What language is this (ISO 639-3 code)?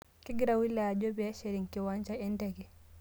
mas